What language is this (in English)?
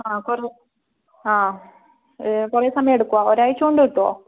Malayalam